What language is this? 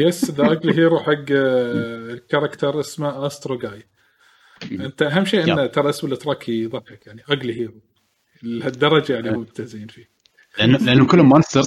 Arabic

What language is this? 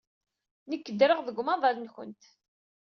Kabyle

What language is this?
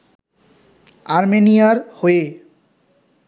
Bangla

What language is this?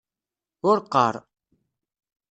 Kabyle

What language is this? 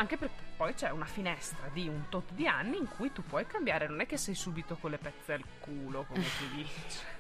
Italian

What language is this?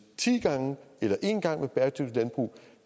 Danish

